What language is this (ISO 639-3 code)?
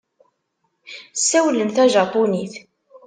kab